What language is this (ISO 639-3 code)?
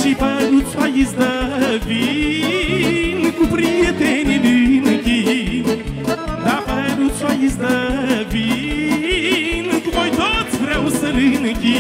ron